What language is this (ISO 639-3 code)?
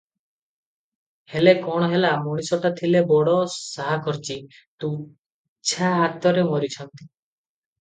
ori